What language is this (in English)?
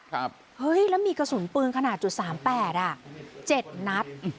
Thai